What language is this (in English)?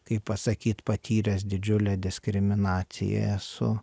Lithuanian